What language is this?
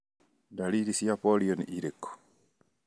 Kikuyu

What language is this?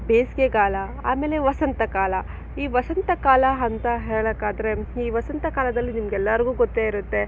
Kannada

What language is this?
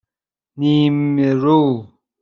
Persian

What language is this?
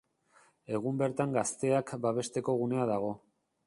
Basque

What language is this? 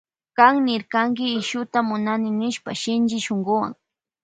Loja Highland Quichua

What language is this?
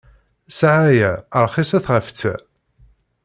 Kabyle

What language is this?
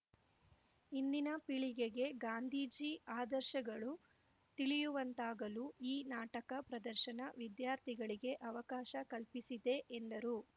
Kannada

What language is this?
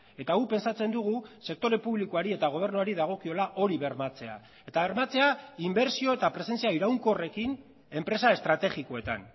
Basque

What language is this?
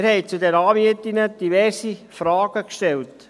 Swiss German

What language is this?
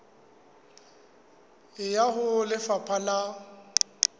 Southern Sotho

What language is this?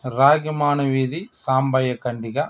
Telugu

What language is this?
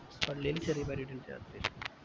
Malayalam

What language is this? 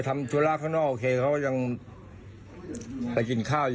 Thai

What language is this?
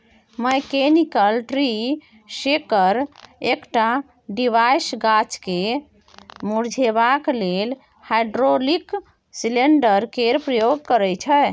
Maithili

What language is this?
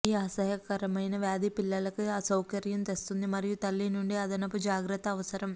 Telugu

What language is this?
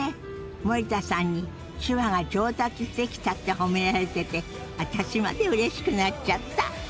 Japanese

